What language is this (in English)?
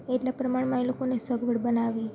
Gujarati